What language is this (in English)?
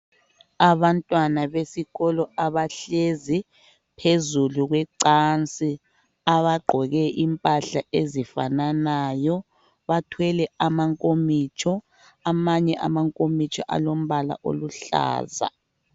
North Ndebele